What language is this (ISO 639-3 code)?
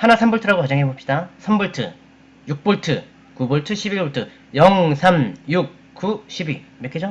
kor